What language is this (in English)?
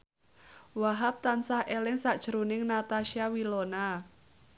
Javanese